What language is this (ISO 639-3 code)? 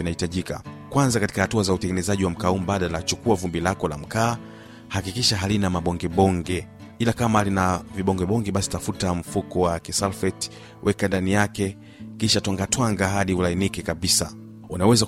swa